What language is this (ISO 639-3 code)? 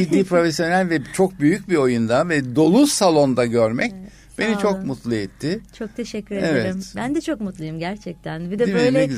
tur